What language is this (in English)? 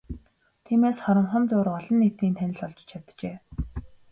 Mongolian